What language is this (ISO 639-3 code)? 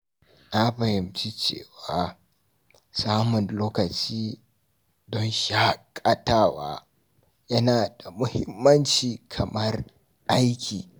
hau